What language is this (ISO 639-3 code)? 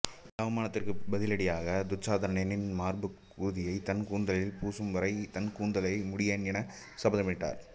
tam